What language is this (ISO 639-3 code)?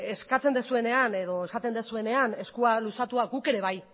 eus